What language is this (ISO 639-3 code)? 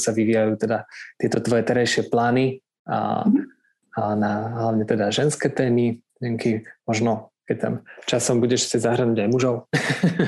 slk